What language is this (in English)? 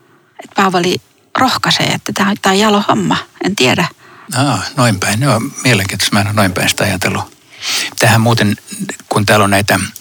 Finnish